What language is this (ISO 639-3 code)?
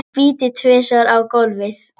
isl